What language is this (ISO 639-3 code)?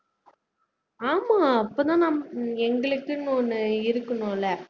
tam